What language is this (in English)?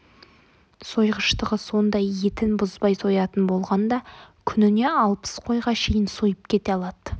Kazakh